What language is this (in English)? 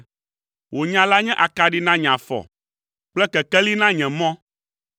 Ewe